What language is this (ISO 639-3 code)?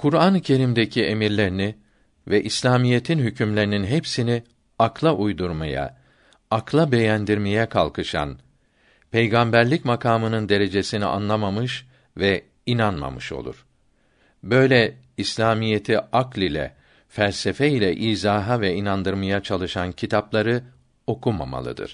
tur